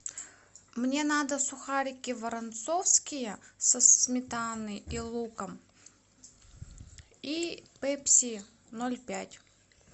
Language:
Russian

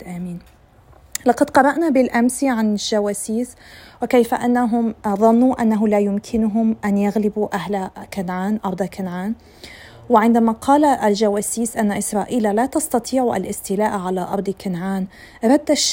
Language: Arabic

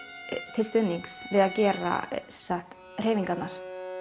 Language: Icelandic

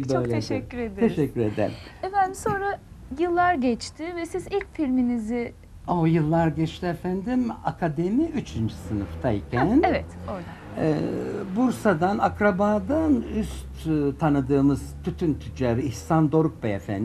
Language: Turkish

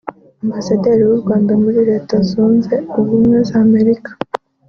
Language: Kinyarwanda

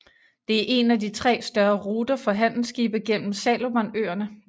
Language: Danish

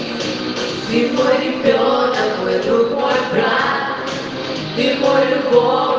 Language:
Russian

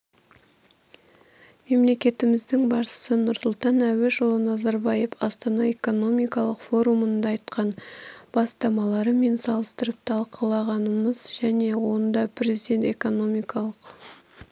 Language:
Kazakh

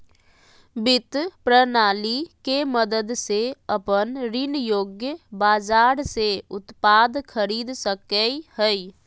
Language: Magahi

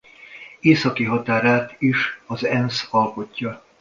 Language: Hungarian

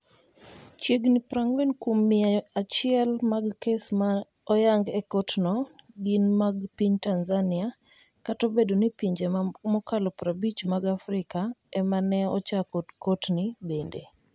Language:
Luo (Kenya and Tanzania)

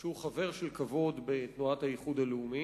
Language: Hebrew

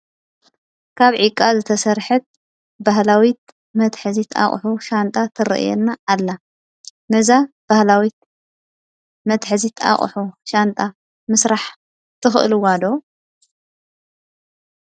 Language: Tigrinya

